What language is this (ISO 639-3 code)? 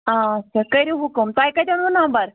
kas